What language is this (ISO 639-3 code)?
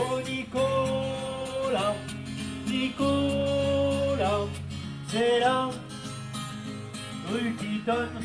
fra